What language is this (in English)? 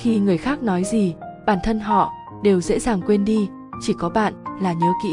Vietnamese